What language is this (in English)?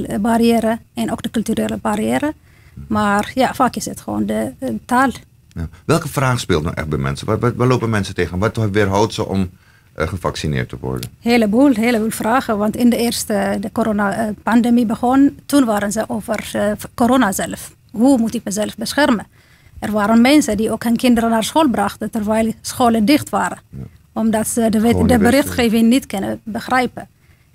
Dutch